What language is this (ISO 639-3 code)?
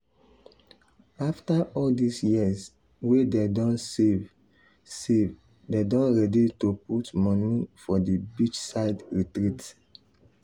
pcm